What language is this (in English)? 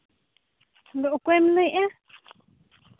Santali